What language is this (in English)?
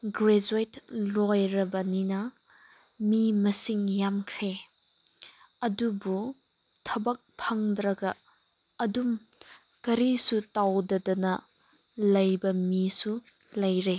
Manipuri